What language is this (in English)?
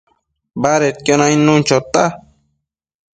Matsés